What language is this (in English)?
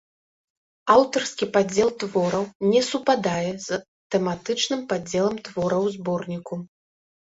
Belarusian